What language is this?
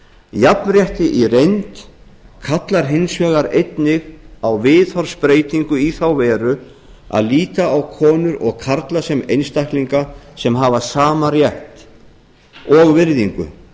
Icelandic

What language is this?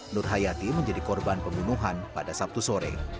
Indonesian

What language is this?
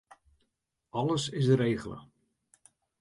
Western Frisian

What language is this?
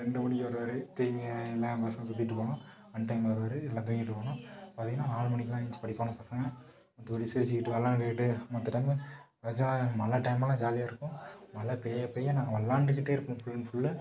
Tamil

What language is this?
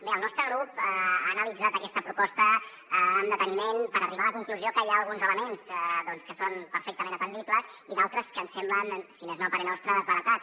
Catalan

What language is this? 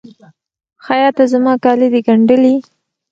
Pashto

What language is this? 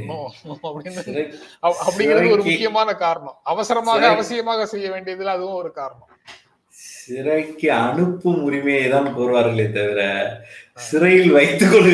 Tamil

